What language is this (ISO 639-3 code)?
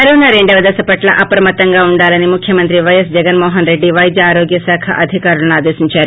tel